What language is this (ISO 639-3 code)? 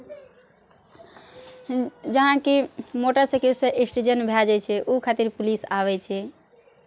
mai